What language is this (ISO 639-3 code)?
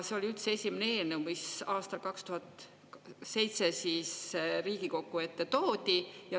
est